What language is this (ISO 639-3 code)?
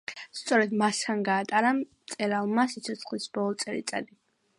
kat